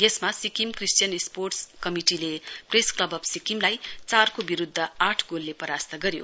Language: Nepali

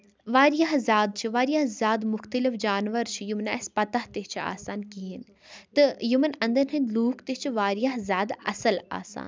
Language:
Kashmiri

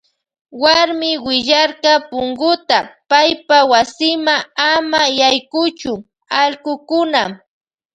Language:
Loja Highland Quichua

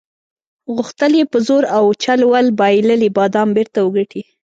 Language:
Pashto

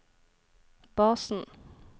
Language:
Norwegian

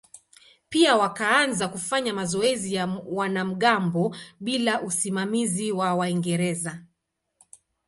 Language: Swahili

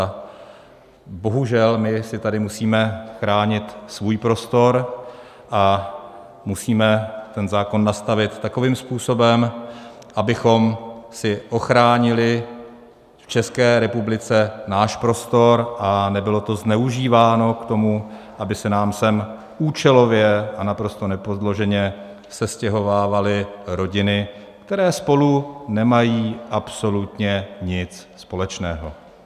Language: Czech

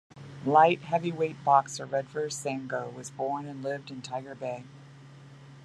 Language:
English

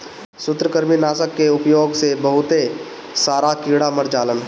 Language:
Bhojpuri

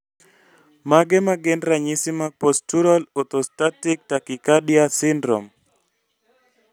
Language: Luo (Kenya and Tanzania)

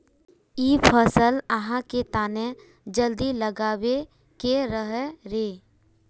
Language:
Magahi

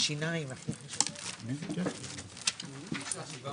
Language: Hebrew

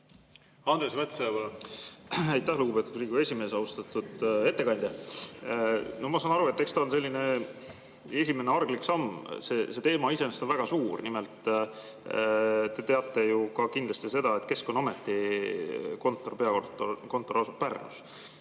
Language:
Estonian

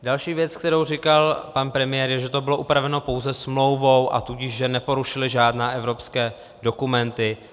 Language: Czech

